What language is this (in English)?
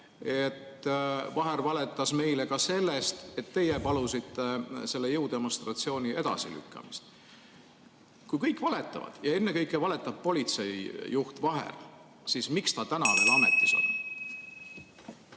Estonian